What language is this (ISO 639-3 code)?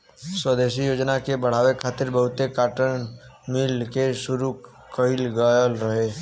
bho